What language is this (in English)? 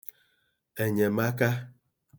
Igbo